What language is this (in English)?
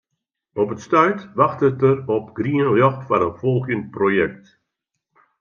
Western Frisian